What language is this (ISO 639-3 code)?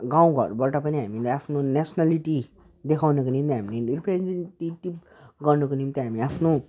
nep